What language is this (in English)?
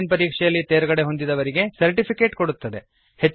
Kannada